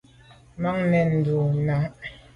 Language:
Medumba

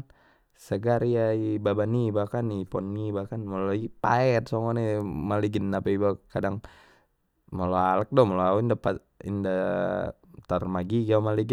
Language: Batak Mandailing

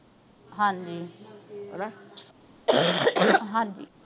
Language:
Punjabi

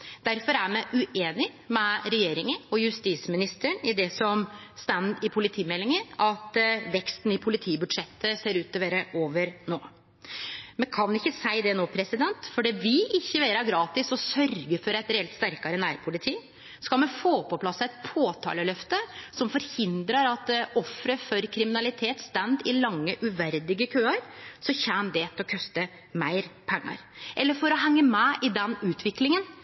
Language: Norwegian Nynorsk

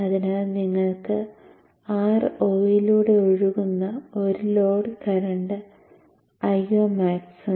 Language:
Malayalam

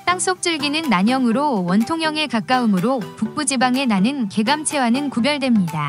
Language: Korean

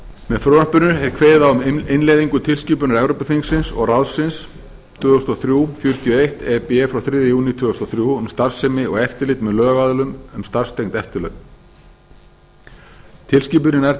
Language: Icelandic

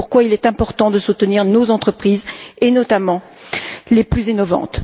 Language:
French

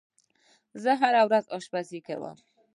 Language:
Pashto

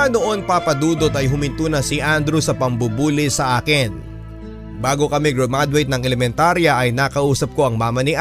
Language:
Filipino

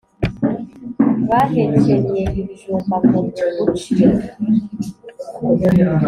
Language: Kinyarwanda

